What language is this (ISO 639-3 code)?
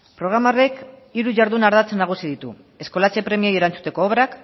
eus